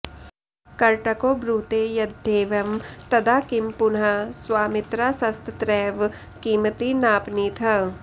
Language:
Sanskrit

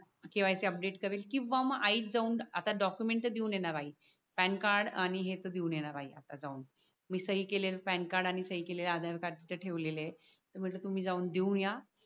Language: Marathi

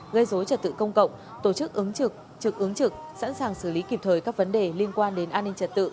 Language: Vietnamese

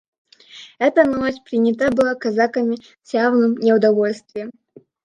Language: Russian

